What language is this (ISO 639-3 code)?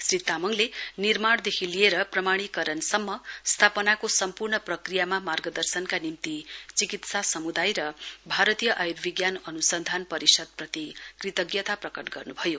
nep